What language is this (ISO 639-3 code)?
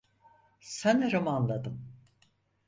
tur